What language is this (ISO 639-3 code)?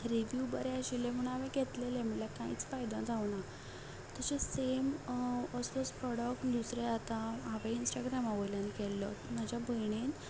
kok